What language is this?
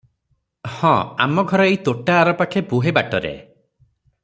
Odia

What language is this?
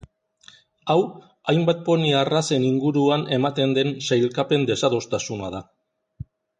Basque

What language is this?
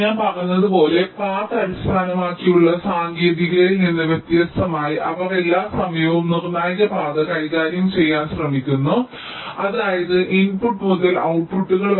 Malayalam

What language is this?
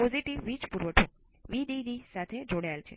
Gujarati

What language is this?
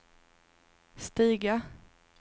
Swedish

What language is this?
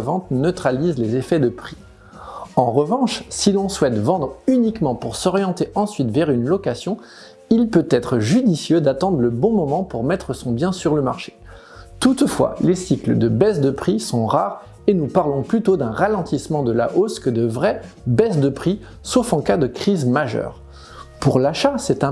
French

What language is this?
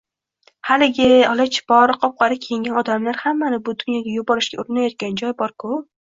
Uzbek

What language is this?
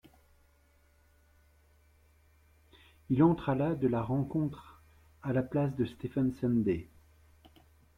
French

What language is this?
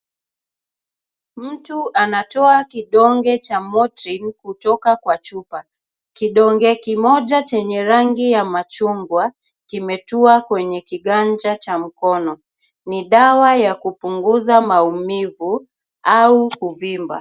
Swahili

